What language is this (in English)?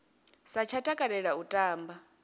Venda